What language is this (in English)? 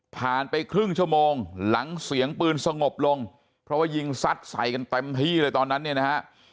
Thai